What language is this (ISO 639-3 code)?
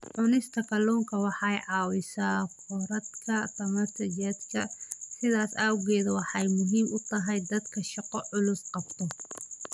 som